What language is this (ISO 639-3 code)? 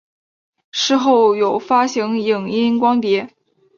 zho